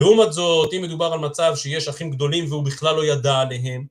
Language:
Hebrew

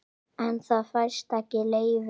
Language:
Icelandic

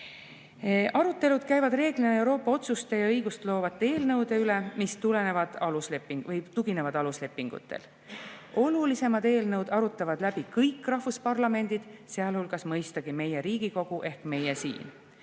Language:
Estonian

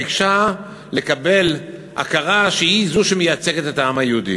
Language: Hebrew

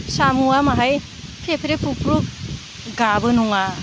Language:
Bodo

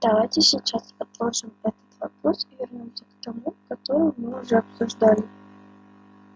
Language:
Russian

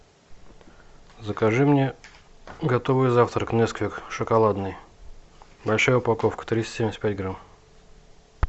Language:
Russian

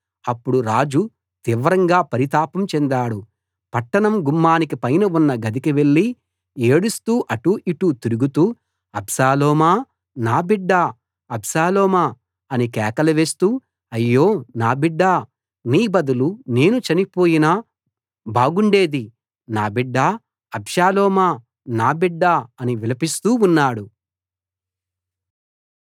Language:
Telugu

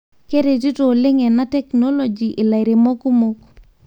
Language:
Masai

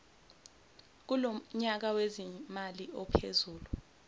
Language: Zulu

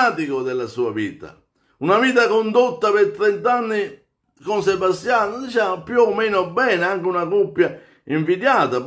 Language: Italian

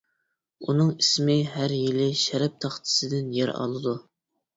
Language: Uyghur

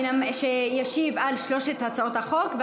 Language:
Hebrew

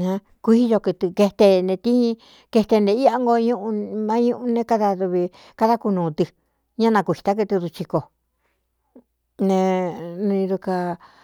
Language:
Cuyamecalco Mixtec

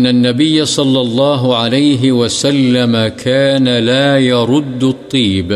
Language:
Urdu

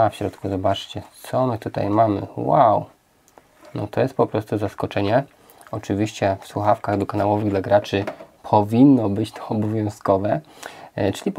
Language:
Polish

